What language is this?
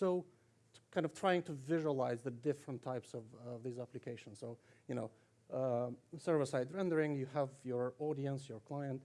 English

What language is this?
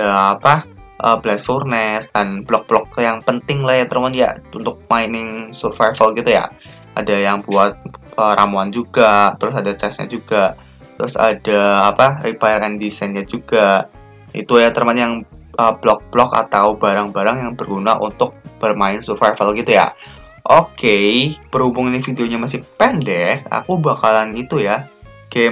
Indonesian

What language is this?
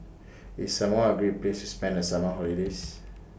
English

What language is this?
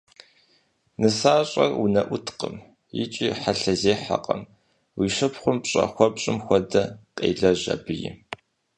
Kabardian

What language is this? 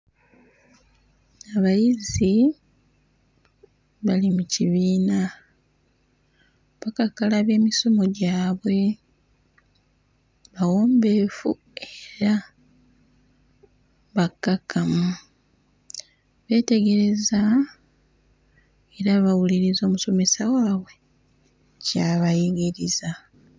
Ganda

